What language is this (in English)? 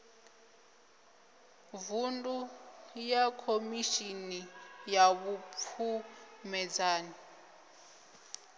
Venda